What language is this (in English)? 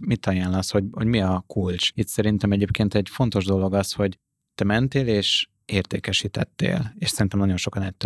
Hungarian